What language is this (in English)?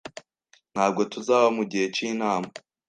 Kinyarwanda